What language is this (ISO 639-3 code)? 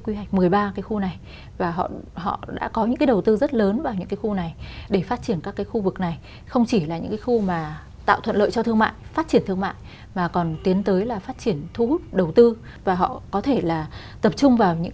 vie